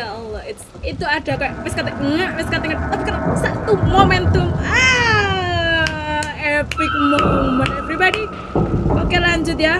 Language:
Indonesian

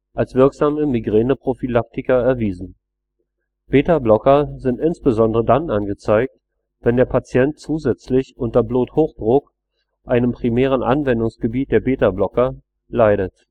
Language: German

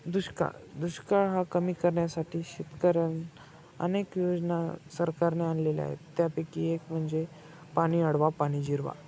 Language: Marathi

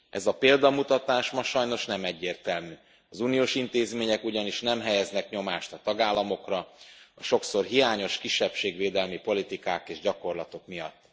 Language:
Hungarian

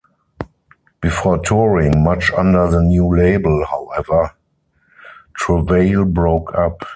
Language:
English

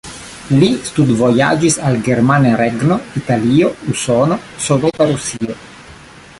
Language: Esperanto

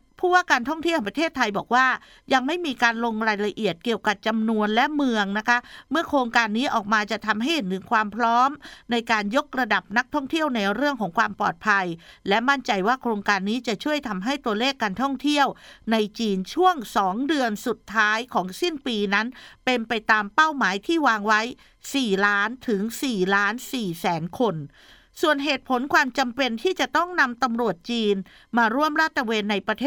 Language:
Thai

